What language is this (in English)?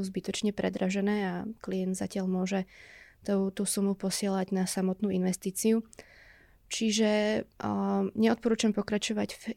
Slovak